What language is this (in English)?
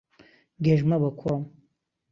Central Kurdish